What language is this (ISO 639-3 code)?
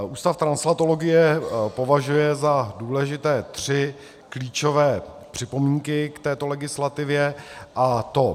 ces